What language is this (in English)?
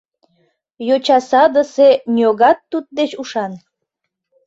Mari